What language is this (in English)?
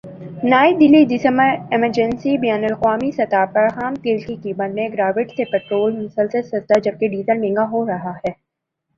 Urdu